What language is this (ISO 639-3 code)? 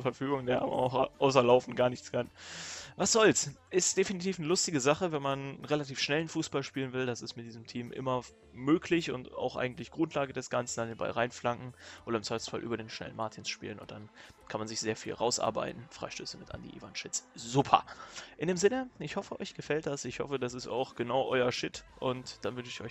deu